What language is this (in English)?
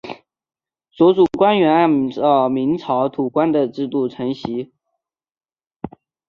Chinese